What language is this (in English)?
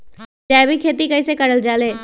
Magahi